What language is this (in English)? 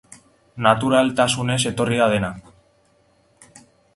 Basque